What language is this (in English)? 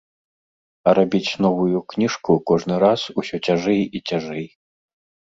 Belarusian